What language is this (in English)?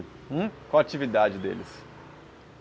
Portuguese